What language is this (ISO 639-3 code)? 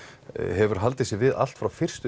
isl